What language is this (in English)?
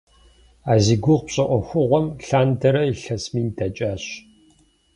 Kabardian